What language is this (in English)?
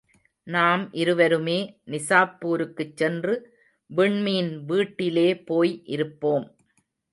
Tamil